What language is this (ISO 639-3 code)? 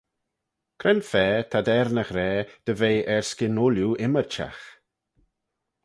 glv